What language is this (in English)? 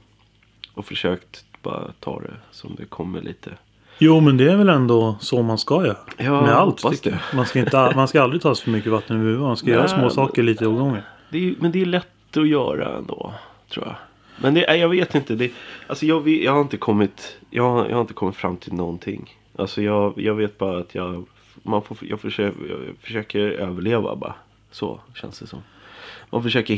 Swedish